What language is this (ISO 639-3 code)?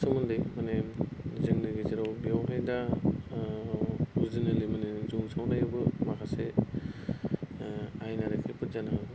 brx